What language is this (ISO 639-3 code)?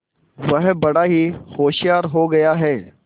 hin